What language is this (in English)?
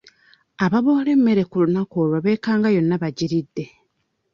Ganda